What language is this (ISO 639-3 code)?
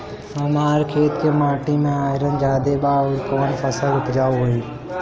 bho